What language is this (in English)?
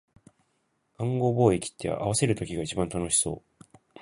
Japanese